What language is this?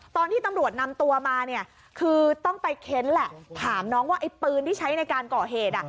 Thai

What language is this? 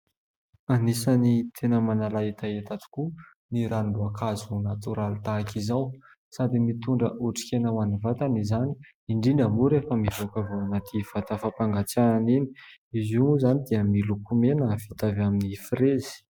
Malagasy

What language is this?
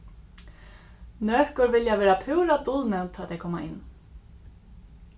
Faroese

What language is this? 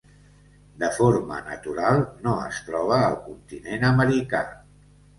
Catalan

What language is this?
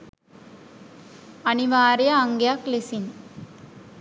Sinhala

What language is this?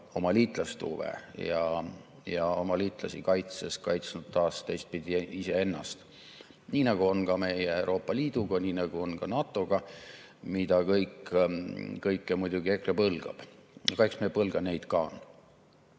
Estonian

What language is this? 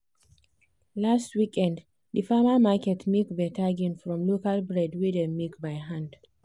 Nigerian Pidgin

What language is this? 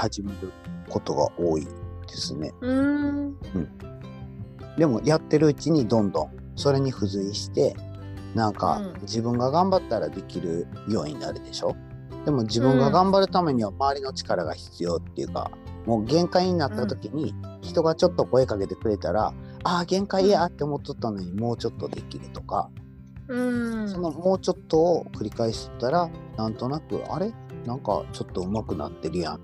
Japanese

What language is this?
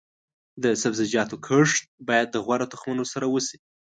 Pashto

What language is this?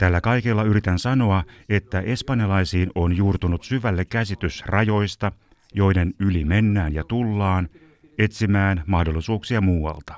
Finnish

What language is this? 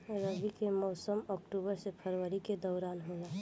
Bhojpuri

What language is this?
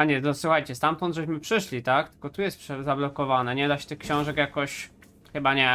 Polish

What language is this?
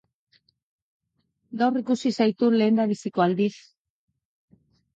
Basque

